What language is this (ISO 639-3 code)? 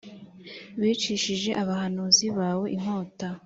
kin